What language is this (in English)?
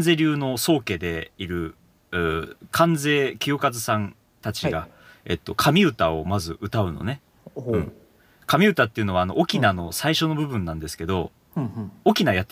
Japanese